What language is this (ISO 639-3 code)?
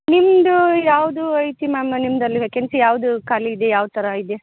kan